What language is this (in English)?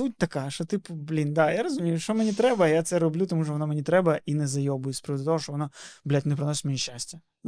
Ukrainian